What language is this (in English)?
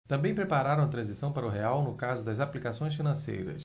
Portuguese